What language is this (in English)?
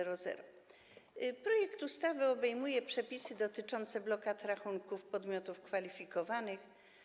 Polish